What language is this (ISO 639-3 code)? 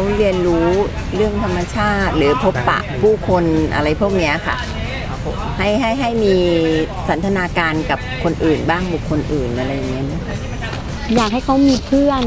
tha